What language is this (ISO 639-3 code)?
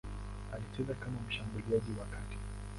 swa